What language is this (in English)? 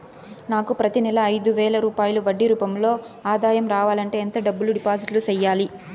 Telugu